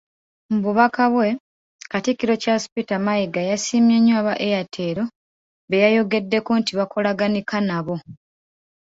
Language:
Ganda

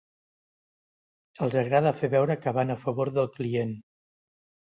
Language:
Catalan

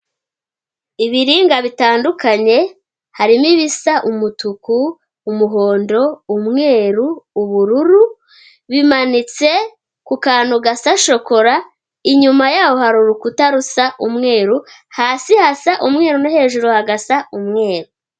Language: Kinyarwanda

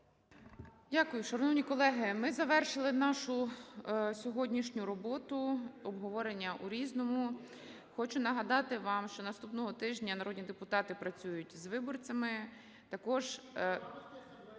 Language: Ukrainian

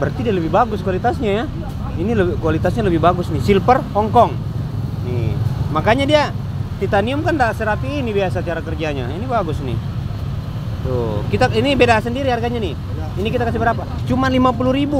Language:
Indonesian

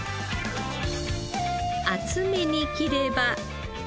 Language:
Japanese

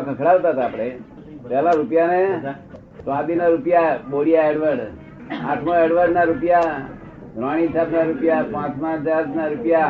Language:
Gujarati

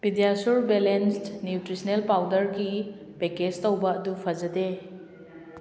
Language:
Manipuri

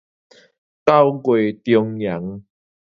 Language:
Min Nan Chinese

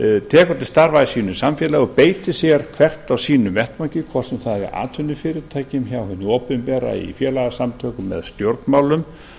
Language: Icelandic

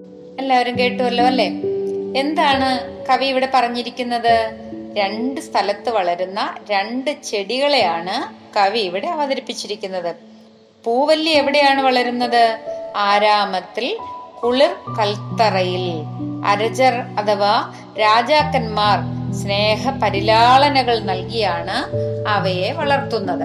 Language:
Malayalam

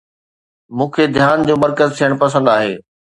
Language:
Sindhi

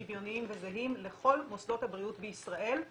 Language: Hebrew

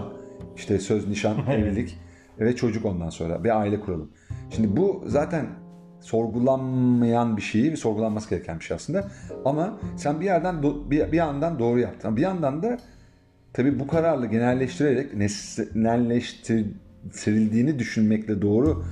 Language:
Turkish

